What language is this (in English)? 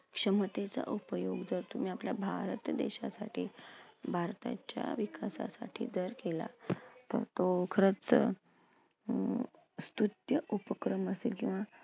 Marathi